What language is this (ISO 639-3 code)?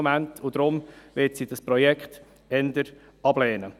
gsw